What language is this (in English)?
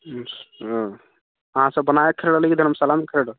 Maithili